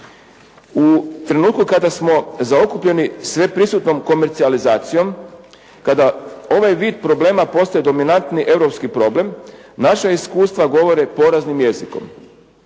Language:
Croatian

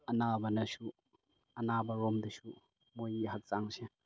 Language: Manipuri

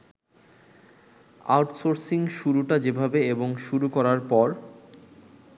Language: Bangla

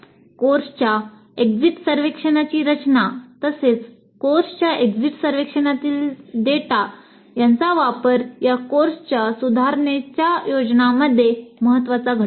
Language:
Marathi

